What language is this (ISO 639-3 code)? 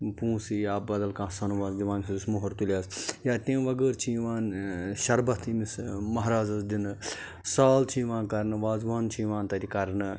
kas